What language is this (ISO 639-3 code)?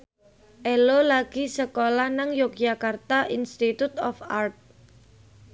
jav